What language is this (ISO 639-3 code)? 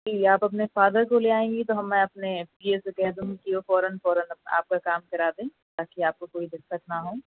urd